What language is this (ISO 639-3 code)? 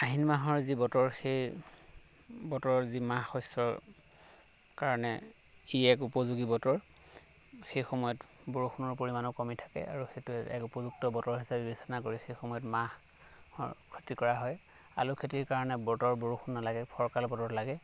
asm